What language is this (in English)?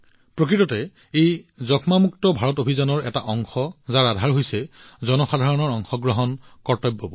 Assamese